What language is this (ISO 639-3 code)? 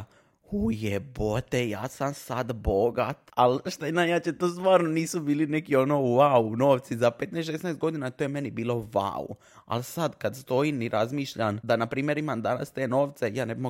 hrv